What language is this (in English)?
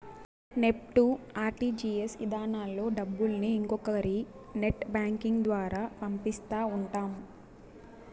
Telugu